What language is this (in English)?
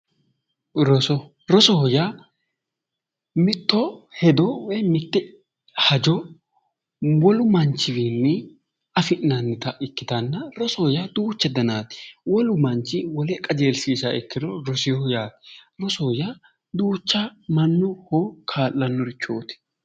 Sidamo